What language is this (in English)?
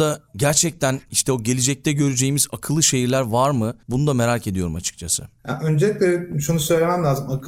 Turkish